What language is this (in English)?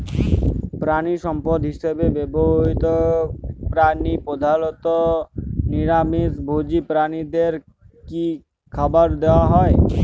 Bangla